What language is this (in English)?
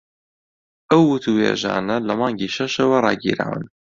Central Kurdish